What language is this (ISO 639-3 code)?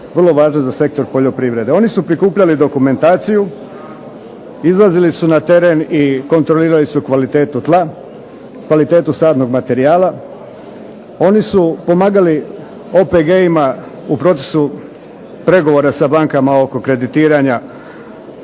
hrv